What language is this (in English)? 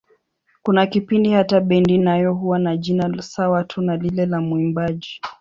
Swahili